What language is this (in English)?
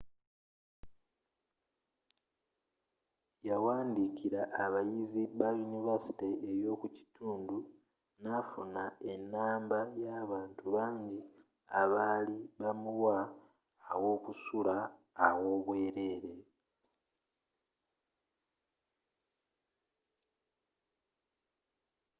Ganda